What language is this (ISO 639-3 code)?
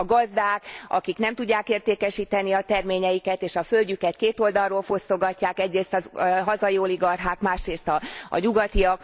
hun